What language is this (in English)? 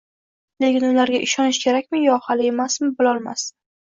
Uzbek